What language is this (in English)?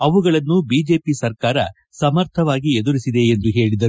Kannada